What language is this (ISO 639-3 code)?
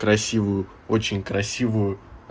rus